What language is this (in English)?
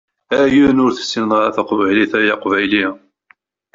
Kabyle